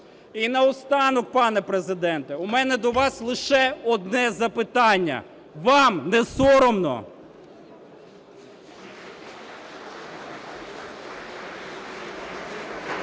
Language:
Ukrainian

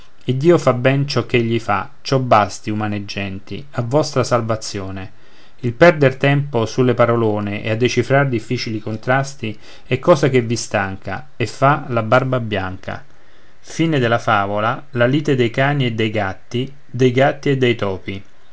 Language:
Italian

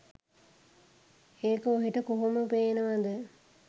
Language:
Sinhala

